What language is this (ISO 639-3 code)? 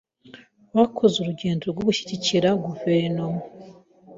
kin